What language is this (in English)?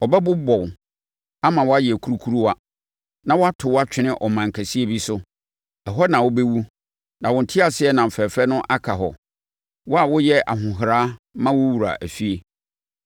Akan